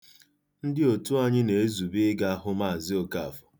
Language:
Igbo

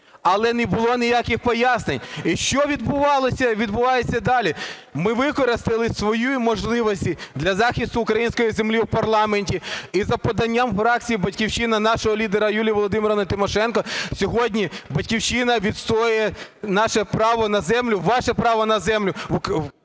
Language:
Ukrainian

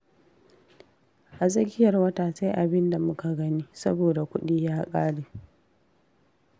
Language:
Hausa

